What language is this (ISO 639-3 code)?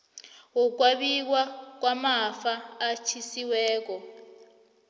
nbl